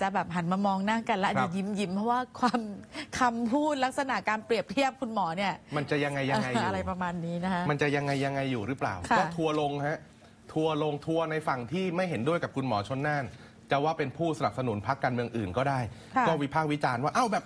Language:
Thai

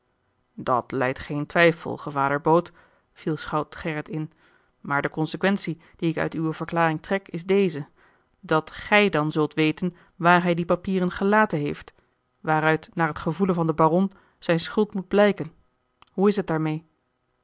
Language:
Dutch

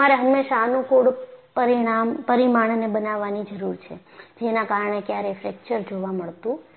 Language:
Gujarati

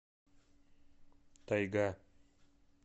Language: Russian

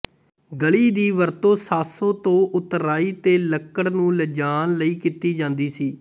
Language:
Punjabi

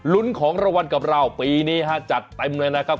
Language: Thai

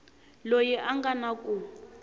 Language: Tsonga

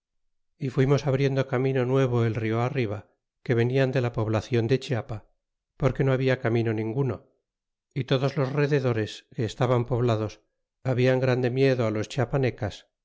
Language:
Spanish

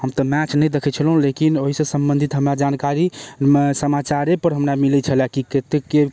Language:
Maithili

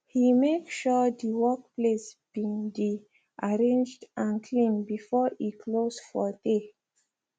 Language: Nigerian Pidgin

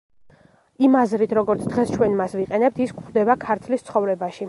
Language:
Georgian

